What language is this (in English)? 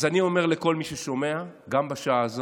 Hebrew